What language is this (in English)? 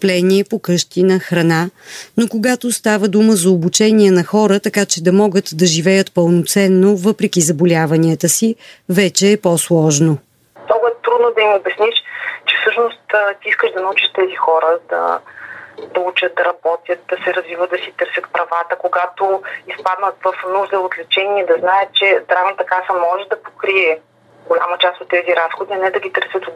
Bulgarian